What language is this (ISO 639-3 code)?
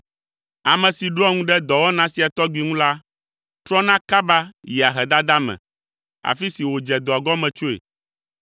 ewe